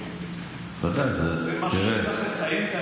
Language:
Hebrew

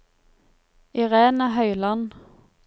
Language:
Norwegian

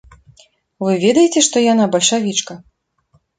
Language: Belarusian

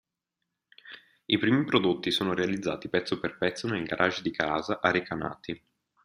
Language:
Italian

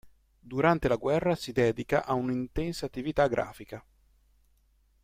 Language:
Italian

